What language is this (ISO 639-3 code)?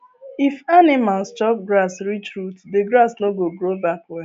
pcm